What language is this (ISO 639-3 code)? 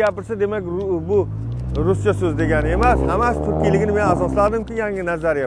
tur